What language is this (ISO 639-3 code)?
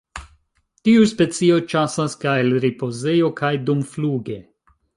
epo